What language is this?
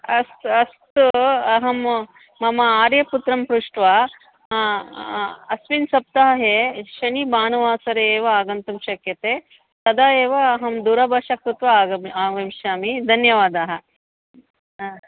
Sanskrit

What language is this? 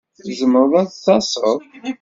Kabyle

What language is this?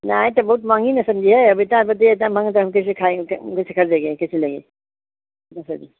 Hindi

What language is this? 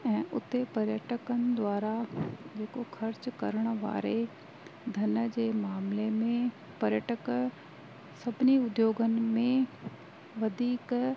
Sindhi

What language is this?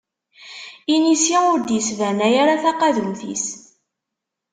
Kabyle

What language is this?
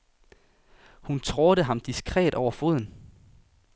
Danish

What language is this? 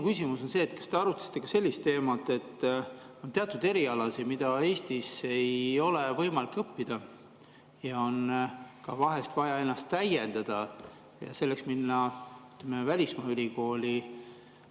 Estonian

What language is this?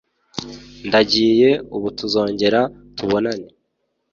Kinyarwanda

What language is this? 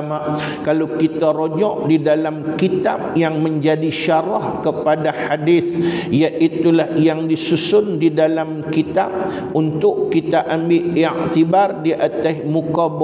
Malay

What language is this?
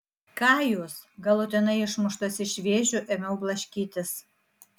Lithuanian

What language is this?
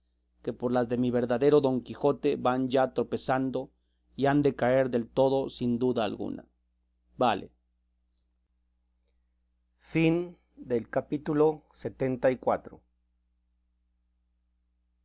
Spanish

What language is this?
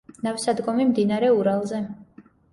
Georgian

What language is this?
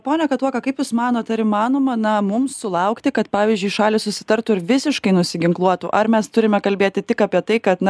Lithuanian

